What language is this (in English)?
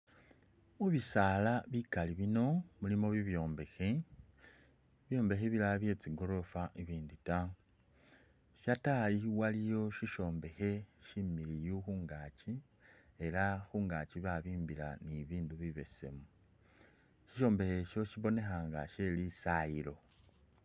Masaaba